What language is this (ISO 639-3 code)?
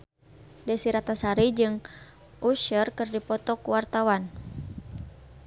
sun